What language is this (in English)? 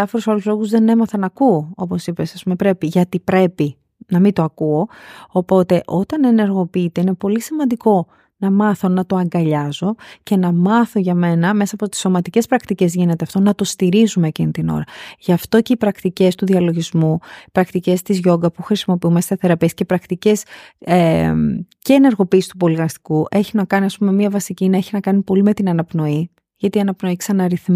Greek